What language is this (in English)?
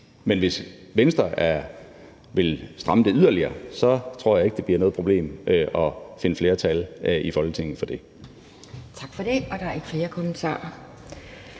Danish